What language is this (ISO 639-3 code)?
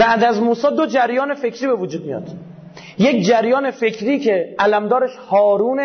fas